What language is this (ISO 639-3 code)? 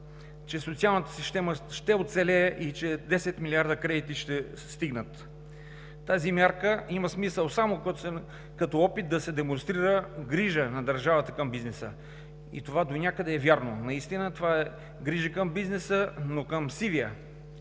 bul